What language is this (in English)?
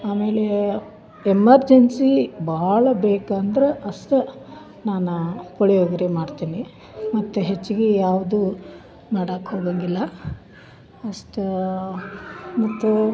Kannada